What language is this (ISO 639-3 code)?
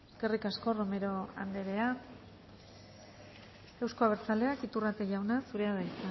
eus